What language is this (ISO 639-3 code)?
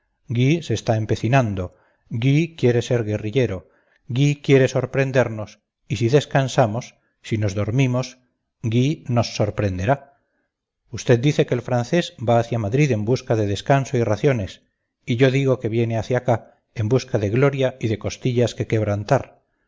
spa